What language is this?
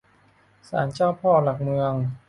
Thai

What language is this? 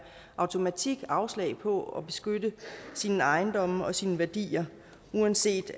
Danish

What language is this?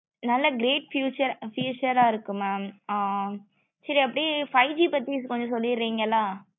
Tamil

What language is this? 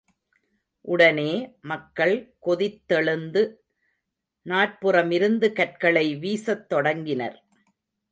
Tamil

